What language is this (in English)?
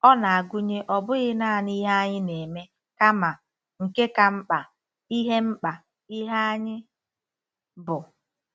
Igbo